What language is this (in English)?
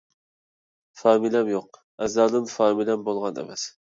Uyghur